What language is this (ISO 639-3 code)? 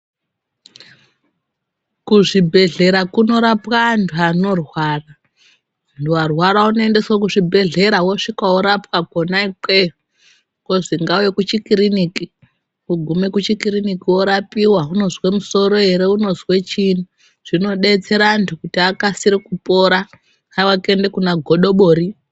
ndc